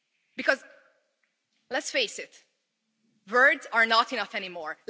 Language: English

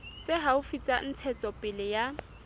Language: Southern Sotho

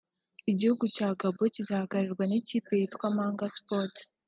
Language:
Kinyarwanda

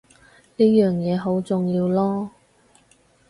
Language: Cantonese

